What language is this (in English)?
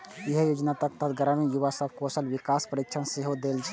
Maithili